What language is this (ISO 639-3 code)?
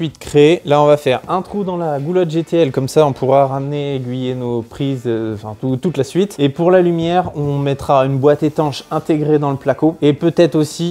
fra